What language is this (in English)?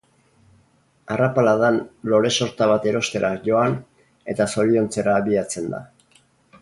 Basque